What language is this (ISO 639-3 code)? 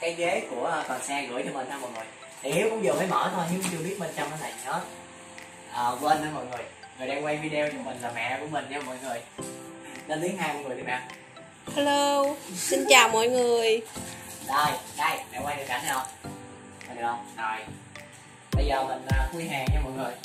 vie